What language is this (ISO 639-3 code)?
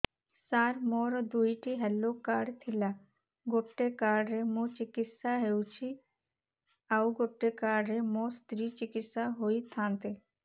ori